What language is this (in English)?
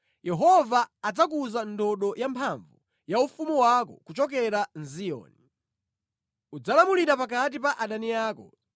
Nyanja